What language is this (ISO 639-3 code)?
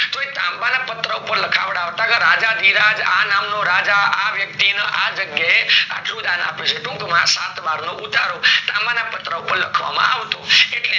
guj